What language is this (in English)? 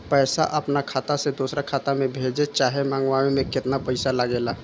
Bhojpuri